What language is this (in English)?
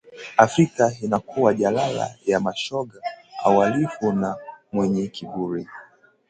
Swahili